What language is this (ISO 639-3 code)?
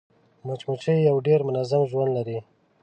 pus